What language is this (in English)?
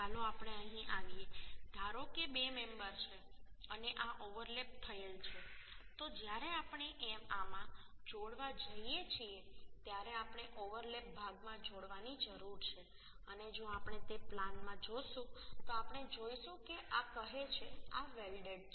Gujarati